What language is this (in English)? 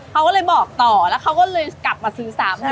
Thai